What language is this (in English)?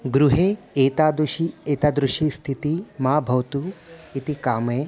Sanskrit